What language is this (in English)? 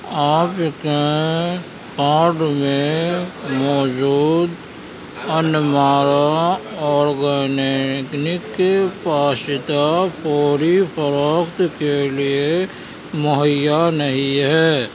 Urdu